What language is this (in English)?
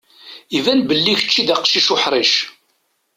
Kabyle